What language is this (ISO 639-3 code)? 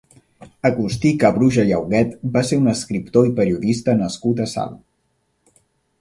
cat